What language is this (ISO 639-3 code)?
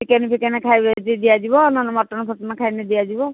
ori